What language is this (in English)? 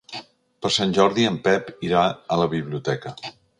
Catalan